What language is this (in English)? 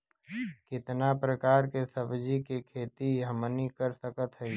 Bhojpuri